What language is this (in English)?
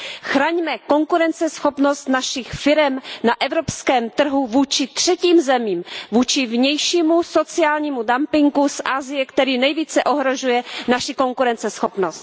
Czech